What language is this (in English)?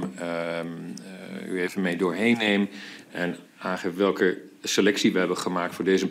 Dutch